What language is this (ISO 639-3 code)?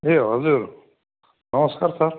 nep